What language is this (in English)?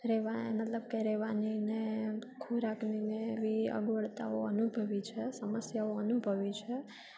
Gujarati